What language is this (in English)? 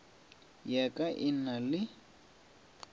Northern Sotho